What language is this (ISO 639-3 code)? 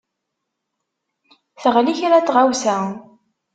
kab